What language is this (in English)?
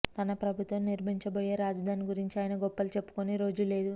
Telugu